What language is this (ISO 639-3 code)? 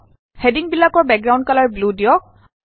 asm